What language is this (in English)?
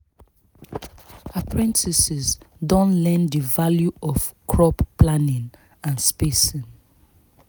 Nigerian Pidgin